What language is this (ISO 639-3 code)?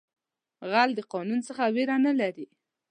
pus